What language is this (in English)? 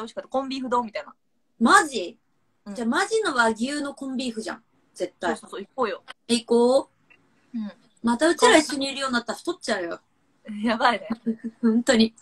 Japanese